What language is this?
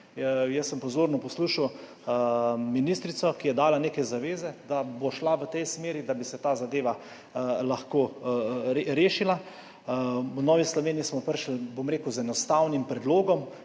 Slovenian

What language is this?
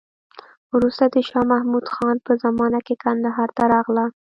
Pashto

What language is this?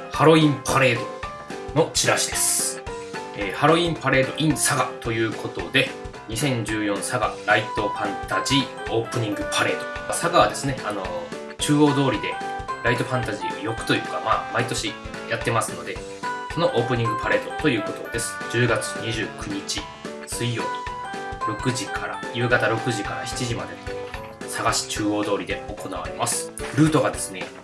Japanese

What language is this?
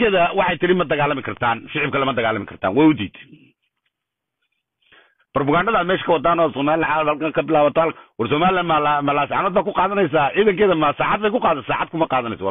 Arabic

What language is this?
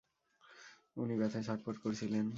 Bangla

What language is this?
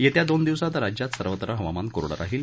Marathi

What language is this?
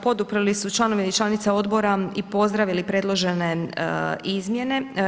Croatian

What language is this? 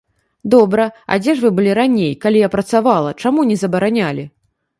Belarusian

